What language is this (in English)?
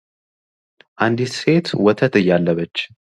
Amharic